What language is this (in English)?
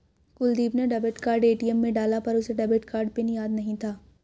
Hindi